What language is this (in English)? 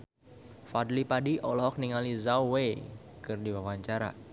Sundanese